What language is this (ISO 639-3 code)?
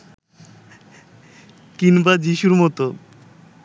ben